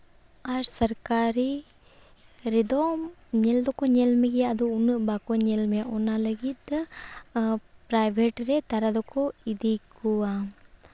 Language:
Santali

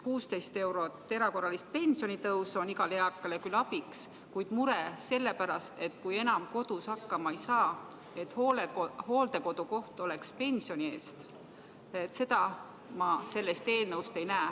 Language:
Estonian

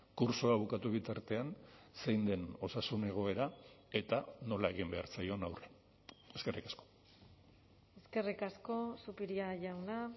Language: Basque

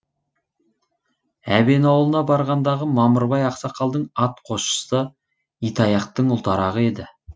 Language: Kazakh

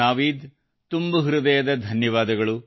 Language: Kannada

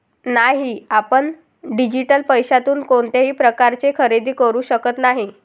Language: Marathi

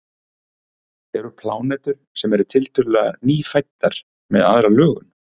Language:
Icelandic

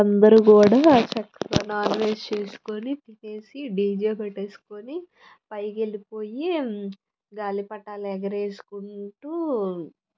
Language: Telugu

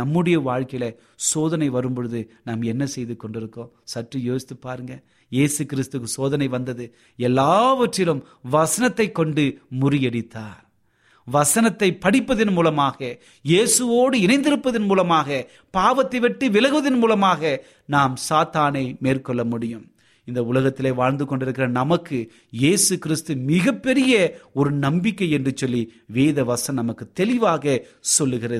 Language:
Tamil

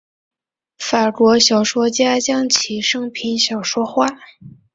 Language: Chinese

